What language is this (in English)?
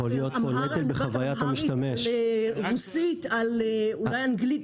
Hebrew